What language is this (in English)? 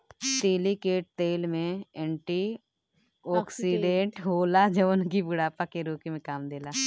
Bhojpuri